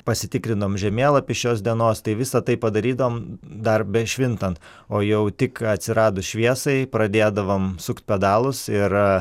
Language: Lithuanian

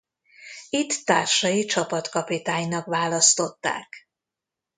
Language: Hungarian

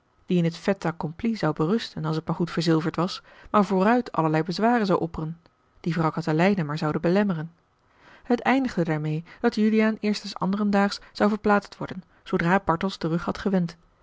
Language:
Dutch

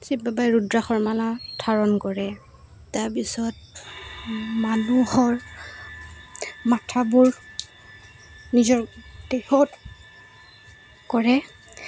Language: Assamese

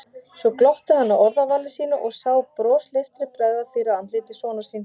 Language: Icelandic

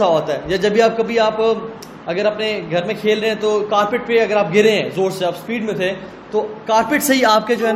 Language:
Urdu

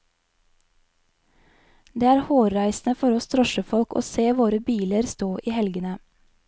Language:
Norwegian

